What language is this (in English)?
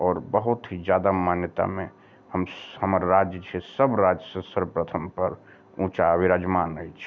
Maithili